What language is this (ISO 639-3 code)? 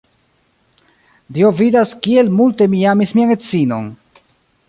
epo